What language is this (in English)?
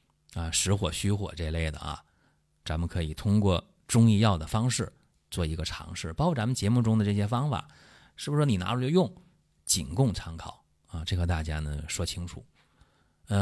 Chinese